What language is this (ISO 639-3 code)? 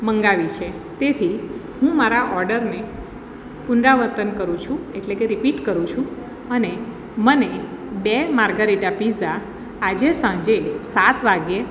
guj